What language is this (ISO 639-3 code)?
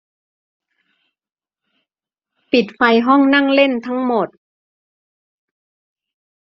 tha